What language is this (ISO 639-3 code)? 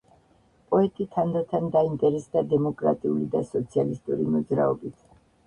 kat